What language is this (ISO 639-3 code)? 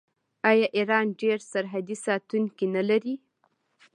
pus